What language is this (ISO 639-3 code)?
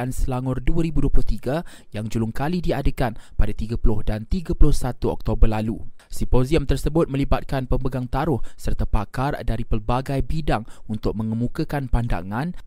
msa